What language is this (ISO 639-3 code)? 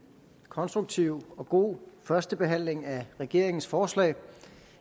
dan